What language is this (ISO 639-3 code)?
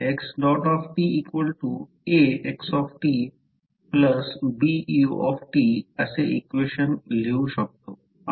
mar